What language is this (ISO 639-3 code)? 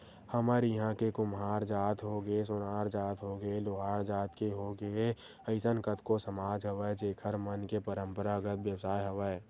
hne